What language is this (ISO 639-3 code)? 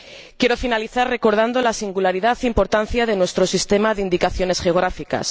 spa